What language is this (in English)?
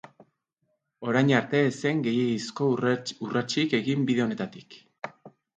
Basque